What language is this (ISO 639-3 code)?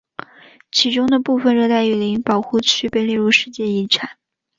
zho